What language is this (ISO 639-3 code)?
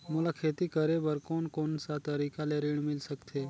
hne